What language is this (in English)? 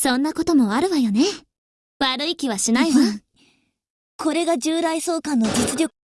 Japanese